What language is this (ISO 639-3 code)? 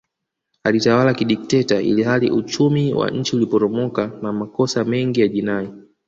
swa